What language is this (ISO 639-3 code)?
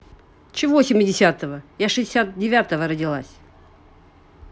rus